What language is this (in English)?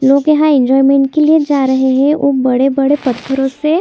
Hindi